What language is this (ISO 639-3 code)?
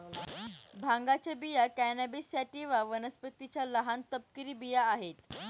mar